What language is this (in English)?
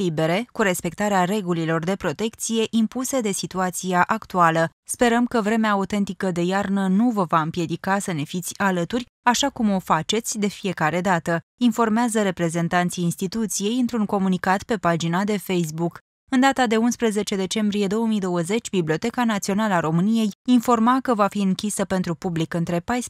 Romanian